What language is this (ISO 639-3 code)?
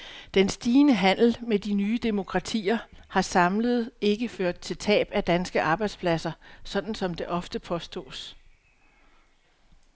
dan